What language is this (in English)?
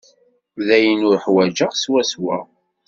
Kabyle